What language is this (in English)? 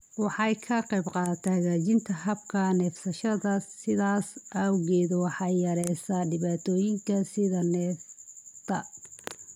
Somali